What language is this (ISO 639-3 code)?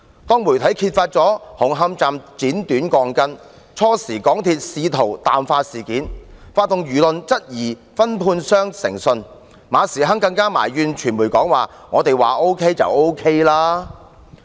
yue